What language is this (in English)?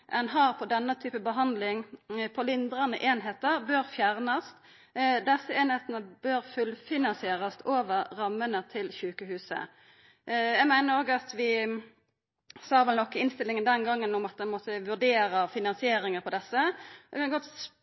Norwegian Nynorsk